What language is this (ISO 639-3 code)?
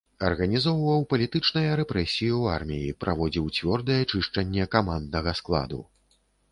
bel